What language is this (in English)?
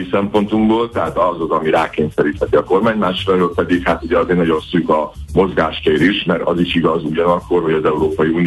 Hungarian